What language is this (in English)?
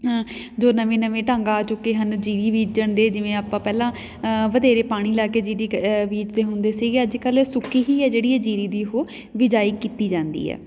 Punjabi